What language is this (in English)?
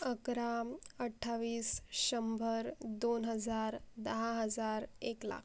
Marathi